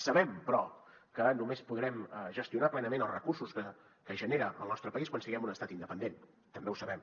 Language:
Catalan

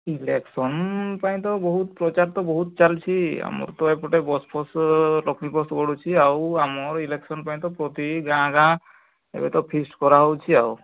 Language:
Odia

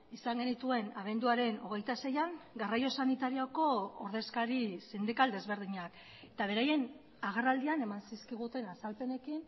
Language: Basque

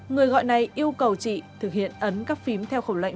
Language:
Vietnamese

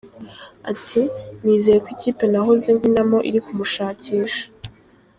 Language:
Kinyarwanda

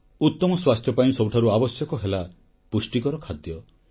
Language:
Odia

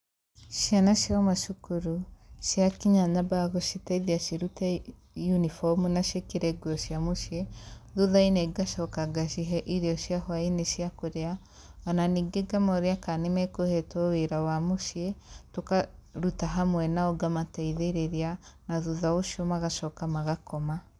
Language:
Kikuyu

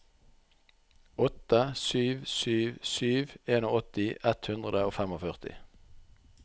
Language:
Norwegian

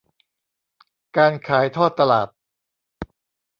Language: Thai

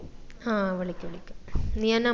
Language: Malayalam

